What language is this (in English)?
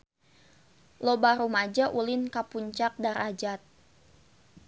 Sundanese